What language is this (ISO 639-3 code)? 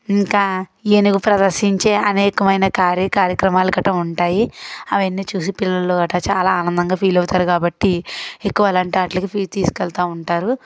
tel